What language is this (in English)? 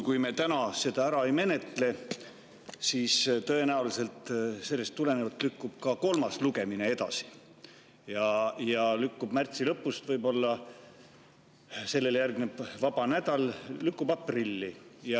Estonian